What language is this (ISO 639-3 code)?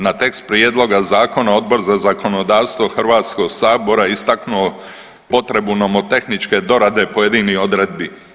hrv